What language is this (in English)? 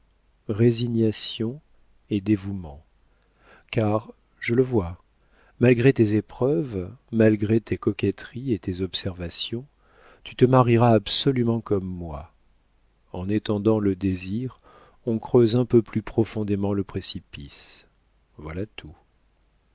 French